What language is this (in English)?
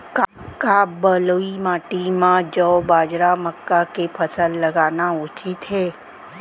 Chhattisgarhi